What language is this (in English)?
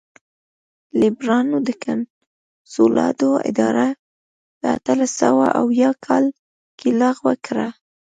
Pashto